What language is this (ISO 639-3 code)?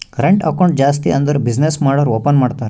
kan